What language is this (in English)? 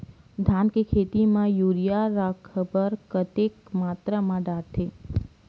Chhattisgarhi